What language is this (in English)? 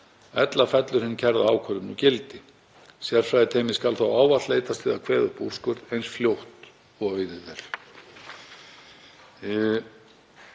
Icelandic